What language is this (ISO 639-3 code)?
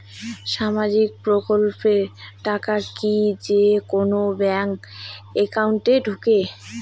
ben